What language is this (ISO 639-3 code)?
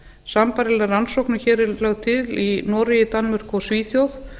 isl